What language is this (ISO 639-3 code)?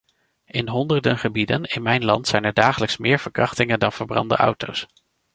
nld